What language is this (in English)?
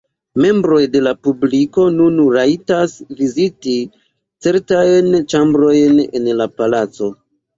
Esperanto